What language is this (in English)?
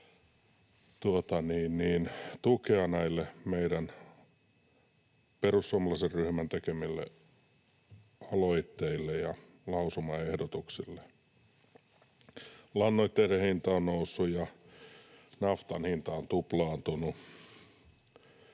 Finnish